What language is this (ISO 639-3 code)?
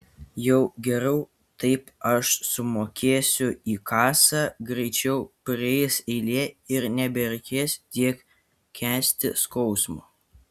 lit